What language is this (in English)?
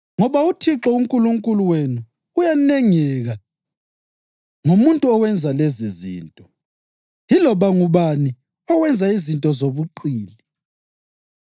North Ndebele